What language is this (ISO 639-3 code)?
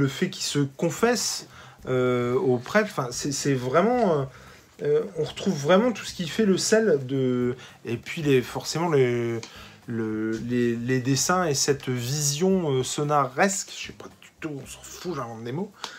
fra